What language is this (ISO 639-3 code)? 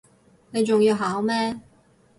yue